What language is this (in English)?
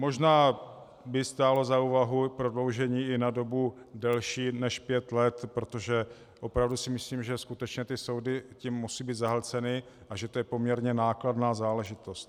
Czech